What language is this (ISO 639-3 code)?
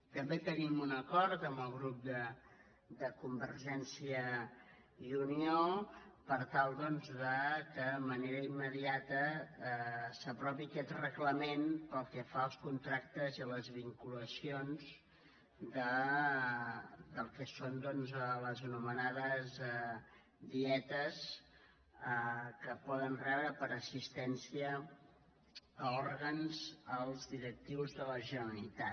cat